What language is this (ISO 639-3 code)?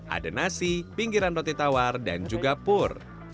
ind